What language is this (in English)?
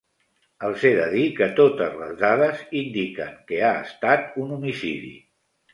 Catalan